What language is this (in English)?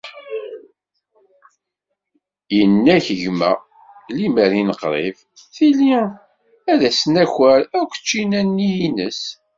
Kabyle